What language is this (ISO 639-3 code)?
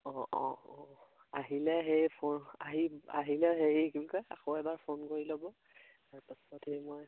asm